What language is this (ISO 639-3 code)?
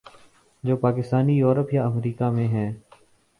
urd